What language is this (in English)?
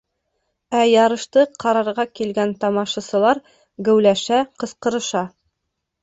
Bashkir